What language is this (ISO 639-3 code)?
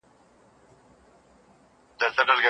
pus